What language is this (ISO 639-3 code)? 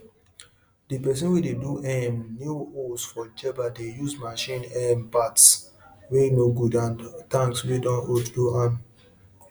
pcm